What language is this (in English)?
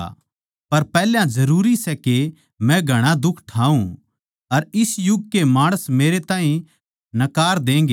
Haryanvi